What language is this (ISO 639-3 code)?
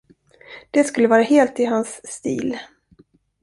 swe